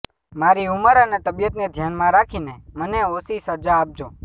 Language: Gujarati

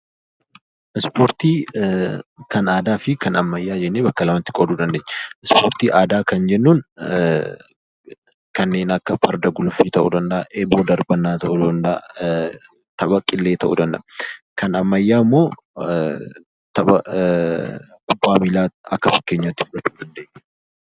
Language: Oromo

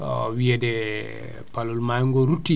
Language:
Fula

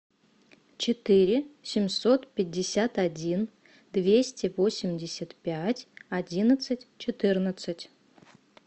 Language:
Russian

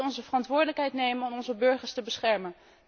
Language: Dutch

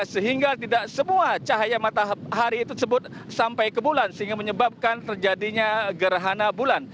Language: Indonesian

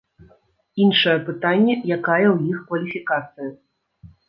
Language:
Belarusian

